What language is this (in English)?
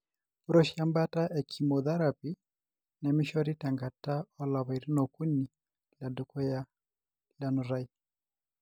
Masai